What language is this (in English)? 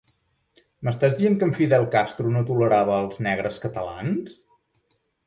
Catalan